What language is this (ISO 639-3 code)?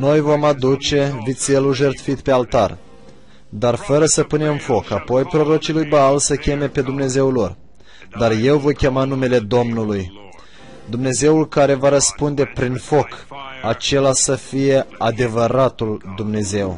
ron